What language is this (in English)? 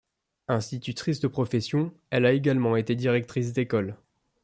French